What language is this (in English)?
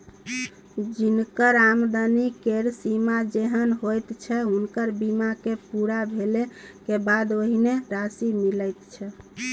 Maithili